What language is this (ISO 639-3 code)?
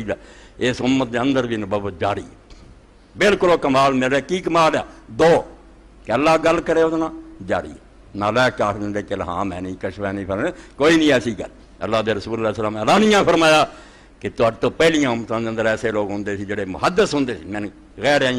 urd